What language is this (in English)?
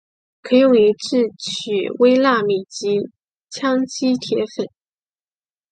Chinese